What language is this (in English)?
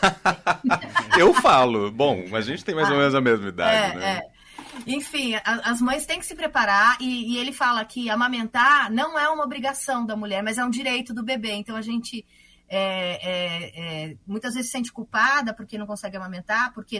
Portuguese